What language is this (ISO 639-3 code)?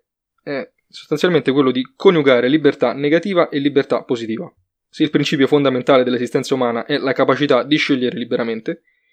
ita